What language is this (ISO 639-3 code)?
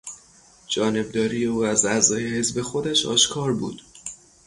fas